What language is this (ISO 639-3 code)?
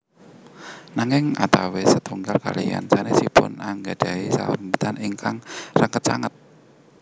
jav